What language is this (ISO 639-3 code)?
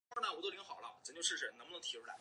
zho